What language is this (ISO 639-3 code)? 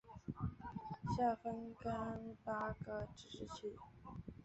zho